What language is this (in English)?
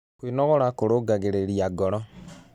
Kikuyu